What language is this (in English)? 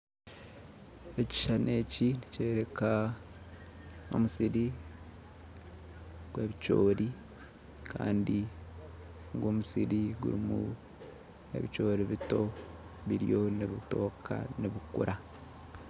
Nyankole